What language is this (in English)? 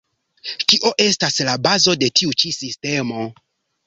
Esperanto